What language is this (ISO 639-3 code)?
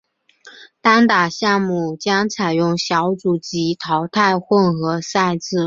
zho